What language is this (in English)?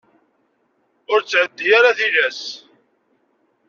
Kabyle